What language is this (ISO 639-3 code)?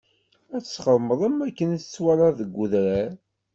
kab